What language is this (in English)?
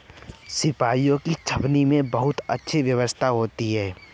Hindi